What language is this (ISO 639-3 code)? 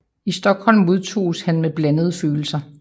dan